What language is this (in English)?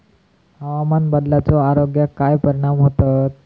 Marathi